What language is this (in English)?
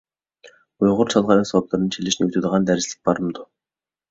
Uyghur